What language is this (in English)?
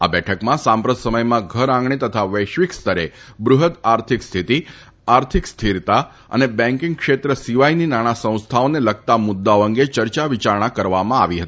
Gujarati